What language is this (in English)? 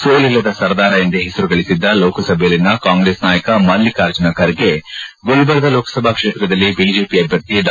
Kannada